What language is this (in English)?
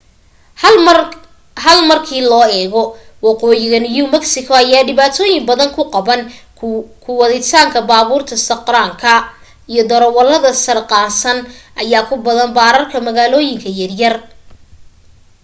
Somali